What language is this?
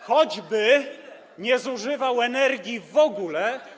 Polish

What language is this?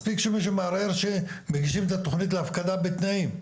Hebrew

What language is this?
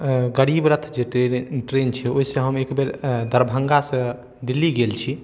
Maithili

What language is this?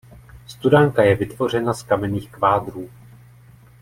Czech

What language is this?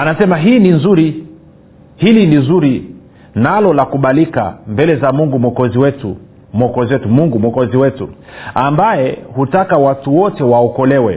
Swahili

